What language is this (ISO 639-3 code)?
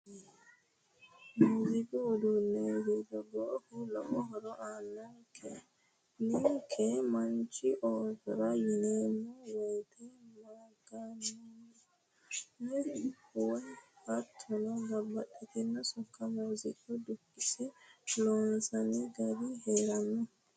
sid